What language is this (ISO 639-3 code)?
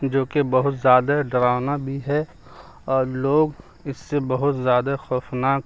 urd